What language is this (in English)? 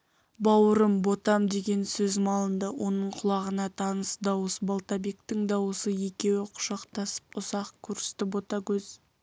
Kazakh